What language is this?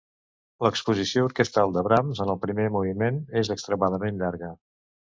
Catalan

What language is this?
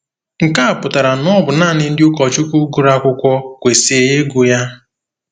Igbo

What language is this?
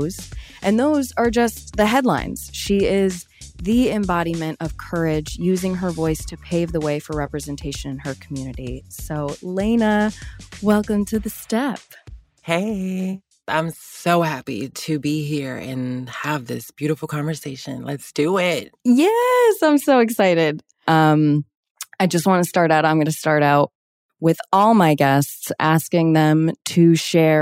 English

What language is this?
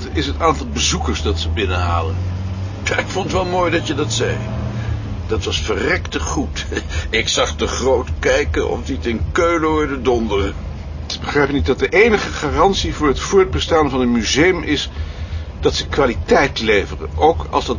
Dutch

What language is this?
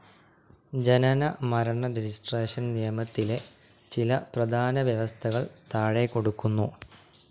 Malayalam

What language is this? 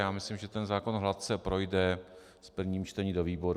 Czech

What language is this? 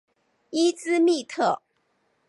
Chinese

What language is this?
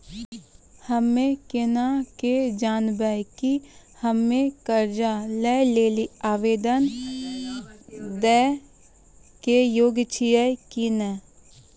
Maithili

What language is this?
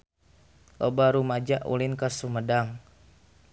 Sundanese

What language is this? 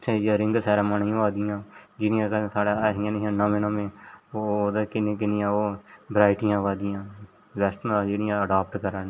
Dogri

